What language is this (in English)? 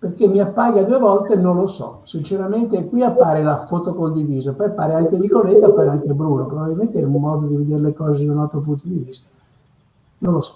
Italian